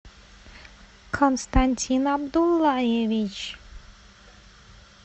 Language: Russian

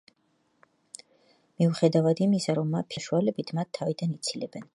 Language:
Georgian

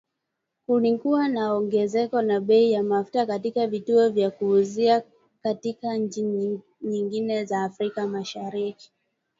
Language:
Swahili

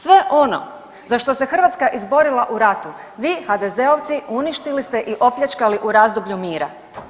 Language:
Croatian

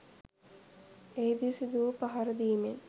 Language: Sinhala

